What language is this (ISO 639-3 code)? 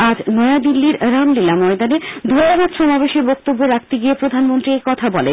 ben